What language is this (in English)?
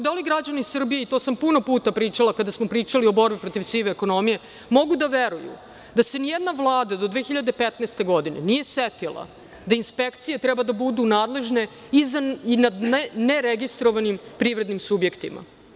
Serbian